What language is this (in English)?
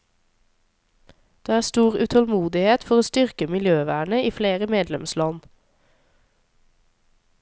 Norwegian